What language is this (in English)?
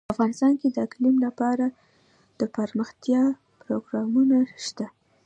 Pashto